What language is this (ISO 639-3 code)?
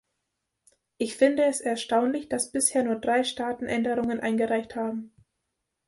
deu